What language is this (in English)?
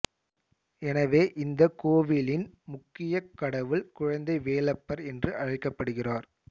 Tamil